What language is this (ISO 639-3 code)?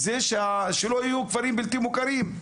heb